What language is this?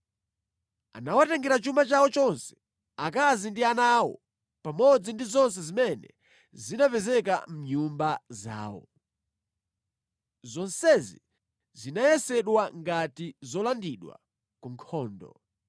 Nyanja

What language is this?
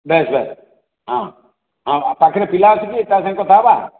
Odia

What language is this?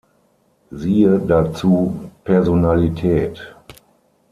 German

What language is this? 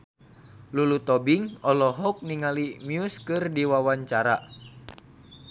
Sundanese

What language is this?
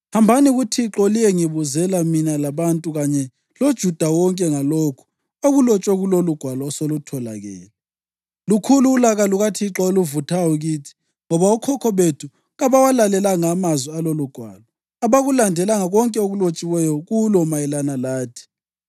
North Ndebele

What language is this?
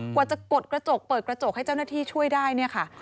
Thai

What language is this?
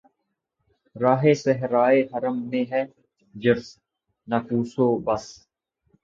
Urdu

